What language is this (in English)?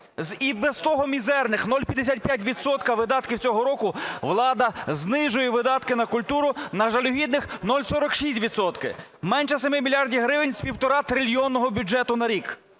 Ukrainian